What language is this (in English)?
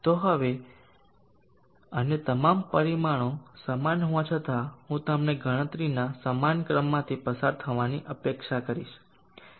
Gujarati